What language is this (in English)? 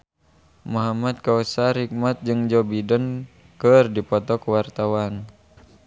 Sundanese